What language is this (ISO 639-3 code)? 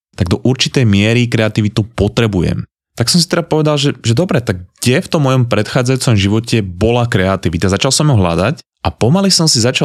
slk